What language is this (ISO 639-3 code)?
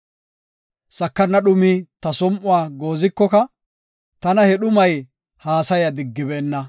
gof